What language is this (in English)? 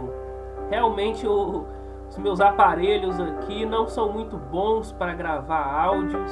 Portuguese